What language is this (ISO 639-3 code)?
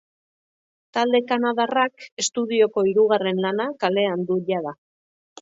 eus